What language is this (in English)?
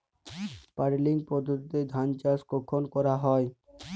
Bangla